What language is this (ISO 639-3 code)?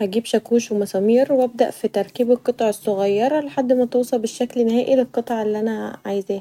arz